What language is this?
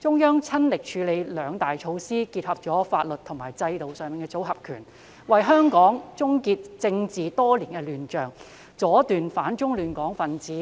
Cantonese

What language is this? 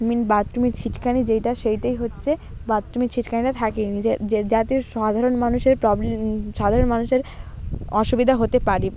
Bangla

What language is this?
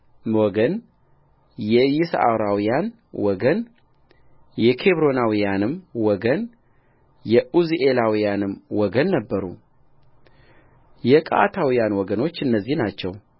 Amharic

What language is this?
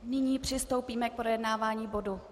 Czech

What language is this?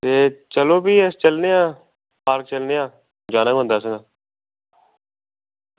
Dogri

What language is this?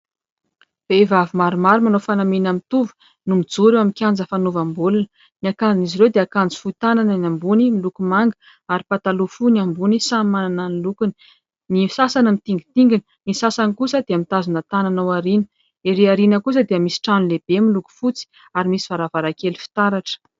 Malagasy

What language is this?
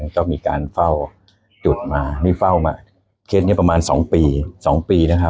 Thai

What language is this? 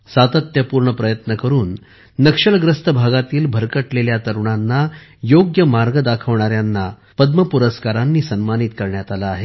Marathi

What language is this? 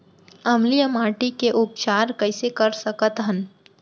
Chhattisgarhi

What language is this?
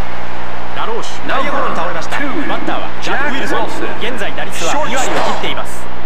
Japanese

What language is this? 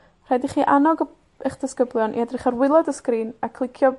Welsh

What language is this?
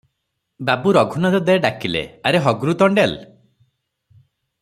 Odia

